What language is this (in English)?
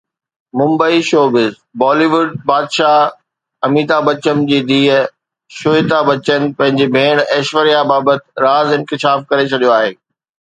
Sindhi